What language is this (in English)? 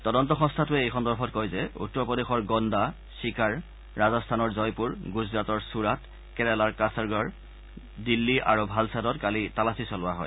Assamese